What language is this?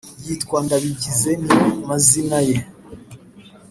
Kinyarwanda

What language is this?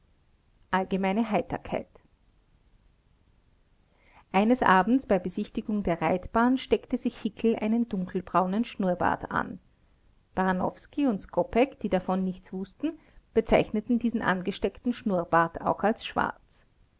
German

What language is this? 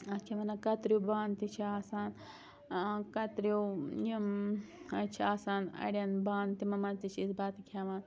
Kashmiri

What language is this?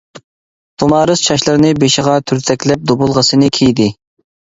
Uyghur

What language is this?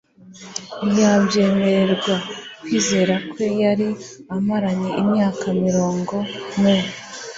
Kinyarwanda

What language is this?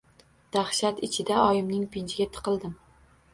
Uzbek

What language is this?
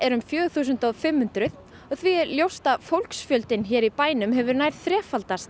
Icelandic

